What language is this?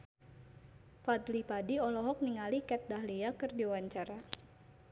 Sundanese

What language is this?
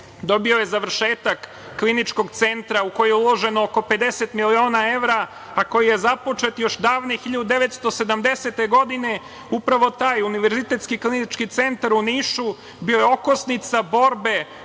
Serbian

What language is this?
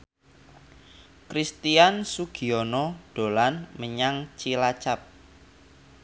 Javanese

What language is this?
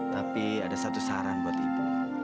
Indonesian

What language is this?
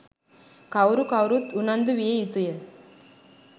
Sinhala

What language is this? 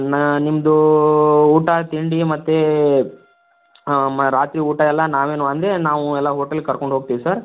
Kannada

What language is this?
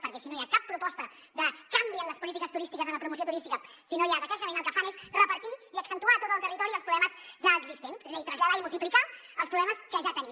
Catalan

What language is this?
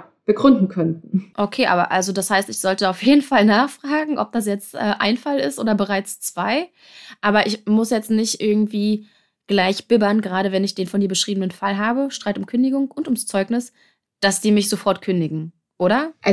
German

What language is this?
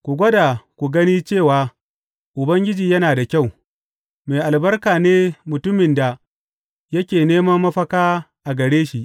Hausa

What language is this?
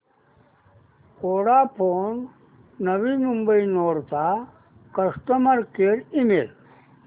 Marathi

